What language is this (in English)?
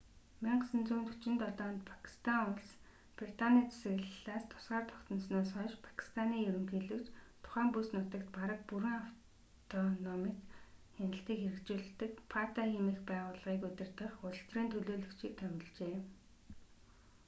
Mongolian